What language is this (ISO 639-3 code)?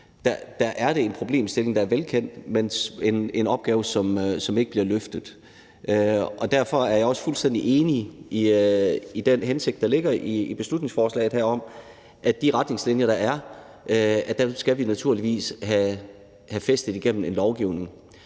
dan